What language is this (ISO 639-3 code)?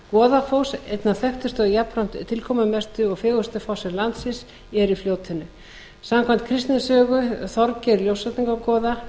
isl